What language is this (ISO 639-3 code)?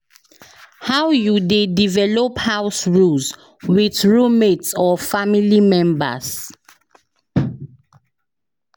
pcm